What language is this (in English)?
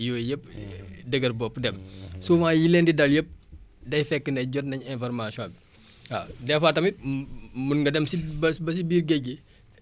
Wolof